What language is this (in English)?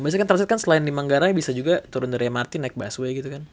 Indonesian